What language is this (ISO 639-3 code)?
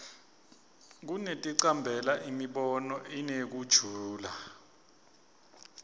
ssw